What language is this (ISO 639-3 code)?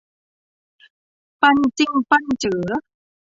tha